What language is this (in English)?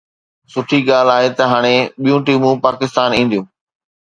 Sindhi